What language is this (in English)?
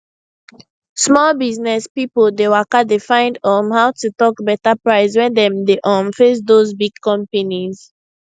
Nigerian Pidgin